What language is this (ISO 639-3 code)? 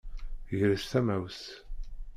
kab